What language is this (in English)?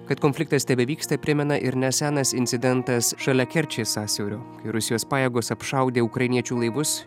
Lithuanian